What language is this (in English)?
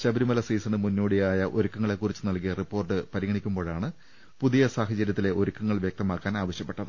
Malayalam